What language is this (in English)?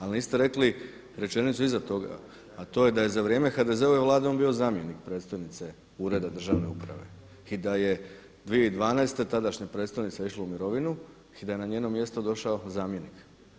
Croatian